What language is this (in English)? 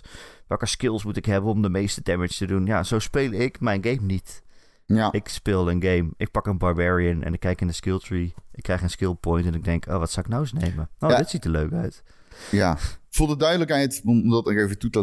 Dutch